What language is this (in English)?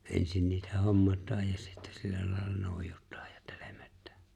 Finnish